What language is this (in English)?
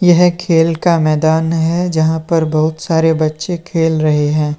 Hindi